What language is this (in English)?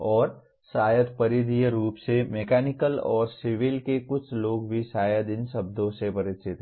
Hindi